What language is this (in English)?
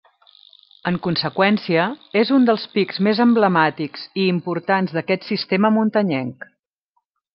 Catalan